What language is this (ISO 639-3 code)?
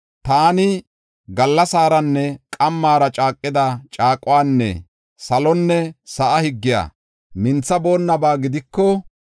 gof